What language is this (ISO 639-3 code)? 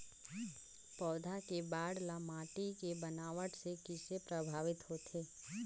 hne